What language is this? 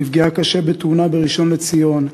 Hebrew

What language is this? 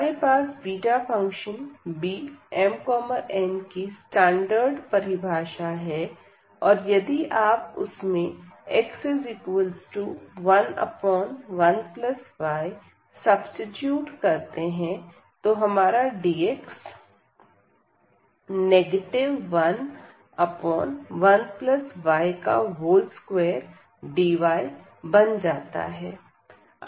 Hindi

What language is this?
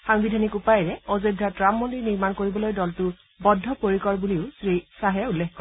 Assamese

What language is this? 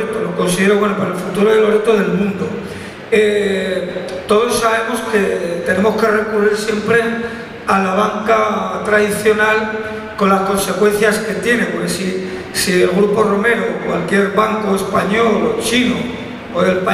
Spanish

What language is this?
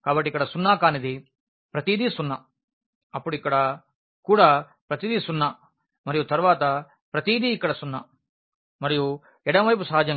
Telugu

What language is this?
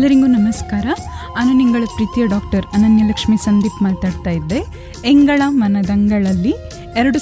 Kannada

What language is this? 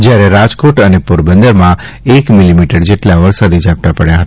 Gujarati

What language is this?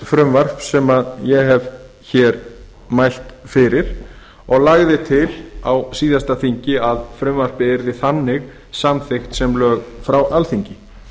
Icelandic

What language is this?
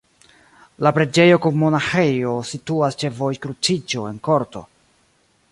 Esperanto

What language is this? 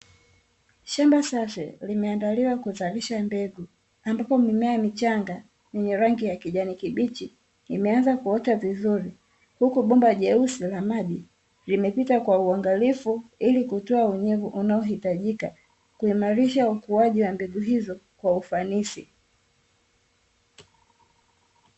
Swahili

